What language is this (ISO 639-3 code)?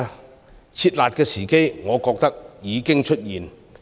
yue